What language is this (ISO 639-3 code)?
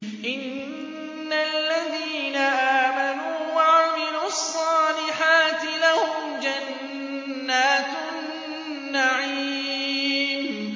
ara